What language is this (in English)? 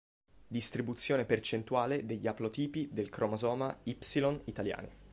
Italian